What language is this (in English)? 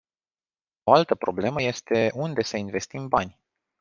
Romanian